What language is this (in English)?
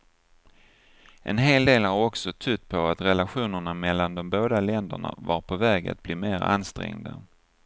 Swedish